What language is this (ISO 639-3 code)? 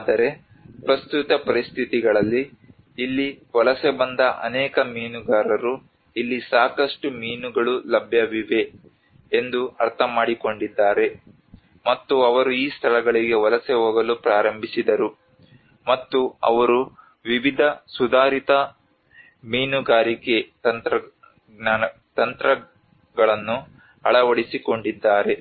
kan